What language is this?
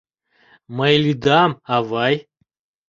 Mari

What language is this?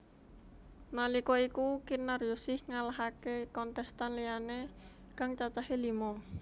Javanese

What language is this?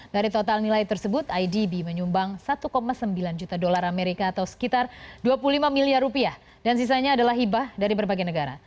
Indonesian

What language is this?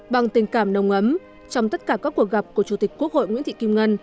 Vietnamese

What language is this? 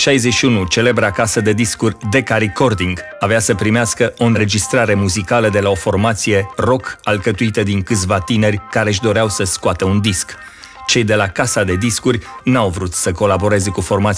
Romanian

